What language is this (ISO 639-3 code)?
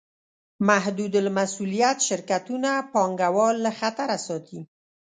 pus